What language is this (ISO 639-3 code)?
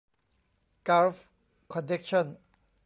tha